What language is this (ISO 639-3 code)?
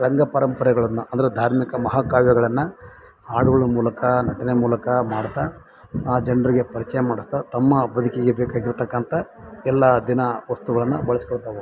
kan